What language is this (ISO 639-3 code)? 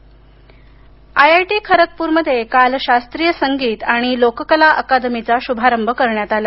mar